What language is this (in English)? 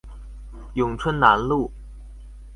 Chinese